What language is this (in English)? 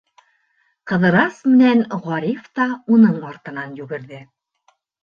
Bashkir